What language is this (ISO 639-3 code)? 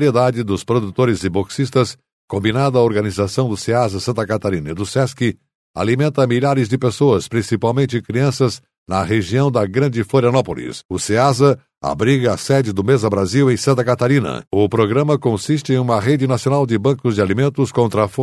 por